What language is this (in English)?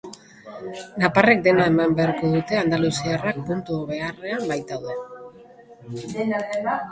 Basque